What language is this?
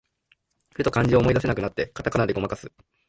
Japanese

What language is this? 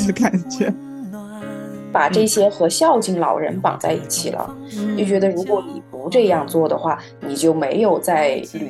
Chinese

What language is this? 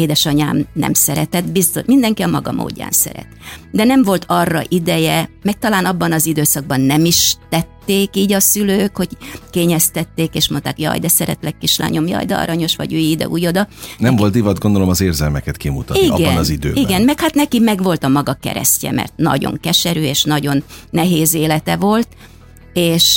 Hungarian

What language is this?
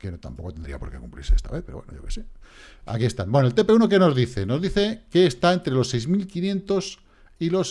Spanish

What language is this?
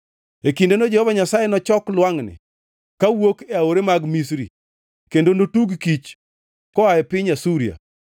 Luo (Kenya and Tanzania)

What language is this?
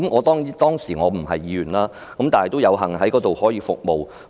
Cantonese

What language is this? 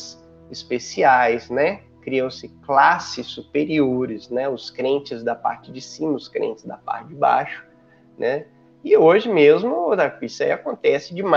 Portuguese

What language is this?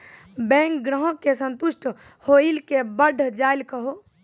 Maithili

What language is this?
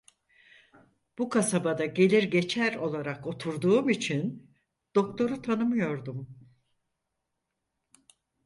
Turkish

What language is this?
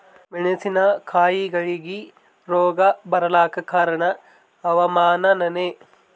Kannada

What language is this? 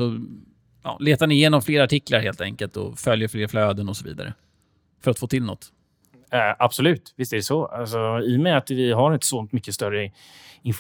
Swedish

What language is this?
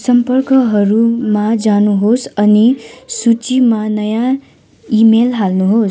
Nepali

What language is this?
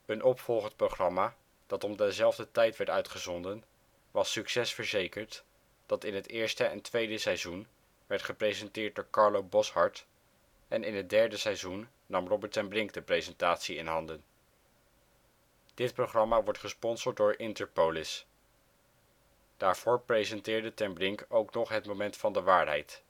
Dutch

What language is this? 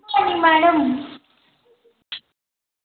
Dogri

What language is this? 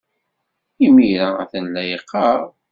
Kabyle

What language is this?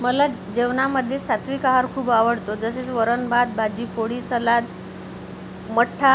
Marathi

